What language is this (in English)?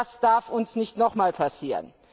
German